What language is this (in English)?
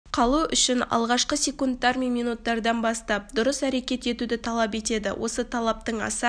Kazakh